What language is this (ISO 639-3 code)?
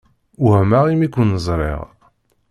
kab